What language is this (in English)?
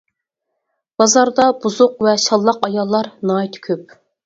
Uyghur